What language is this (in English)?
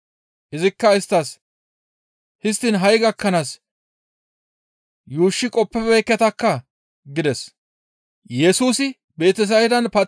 Gamo